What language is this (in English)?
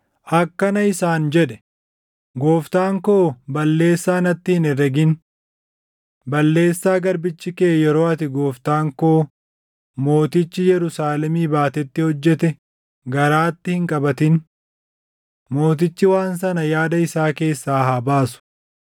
Oromo